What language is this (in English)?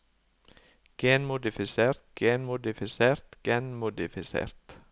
Norwegian